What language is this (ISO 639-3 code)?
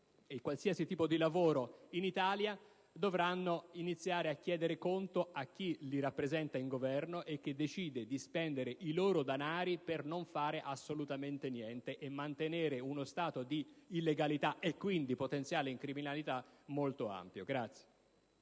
ita